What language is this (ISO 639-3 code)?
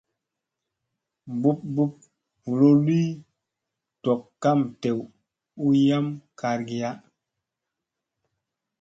mse